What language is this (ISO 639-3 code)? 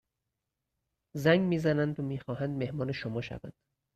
fas